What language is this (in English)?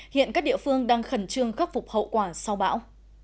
Vietnamese